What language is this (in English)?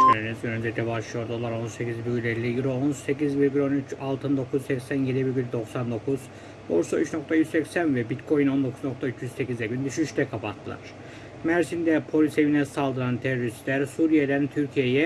Turkish